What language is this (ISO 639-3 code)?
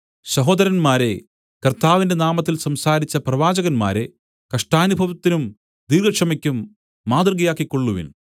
mal